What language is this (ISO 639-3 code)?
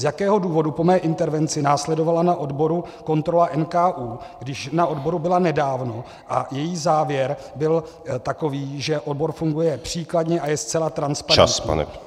ces